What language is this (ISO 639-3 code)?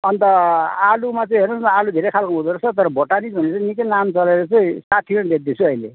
nep